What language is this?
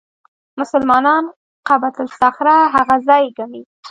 Pashto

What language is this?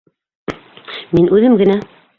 Bashkir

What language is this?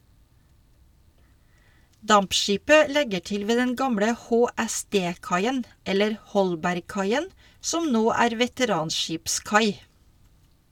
Norwegian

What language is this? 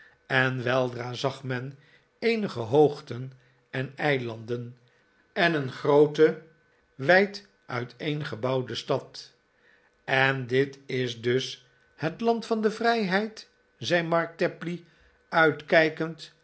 Dutch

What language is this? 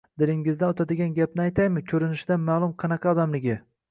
Uzbek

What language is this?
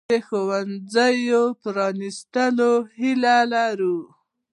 Pashto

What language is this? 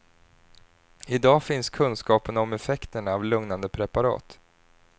Swedish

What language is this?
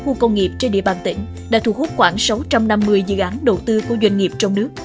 Vietnamese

